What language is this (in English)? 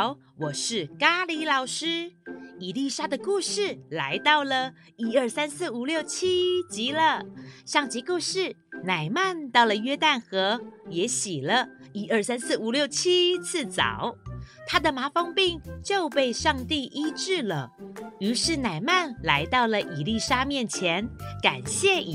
Chinese